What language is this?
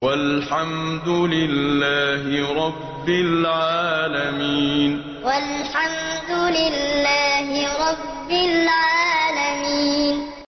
Arabic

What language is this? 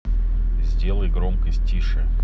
Russian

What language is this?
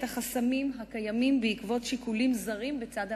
Hebrew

